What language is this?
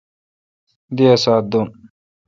Kalkoti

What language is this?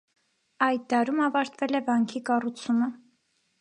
Armenian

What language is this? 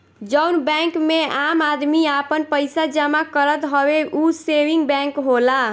Bhojpuri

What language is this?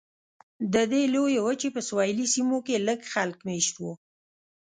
Pashto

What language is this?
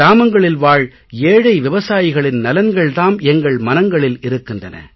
Tamil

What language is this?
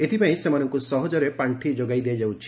Odia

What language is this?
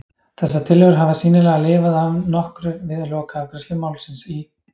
Icelandic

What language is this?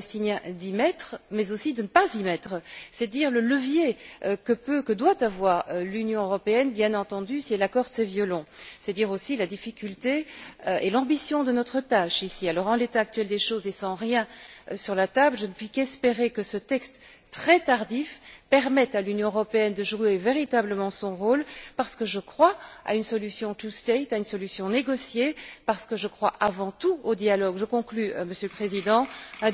French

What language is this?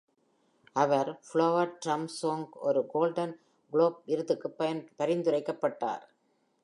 Tamil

